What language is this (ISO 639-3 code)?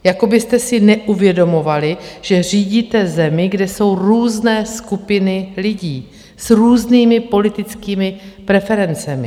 ces